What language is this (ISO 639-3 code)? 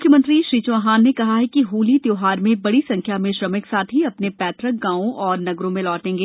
hin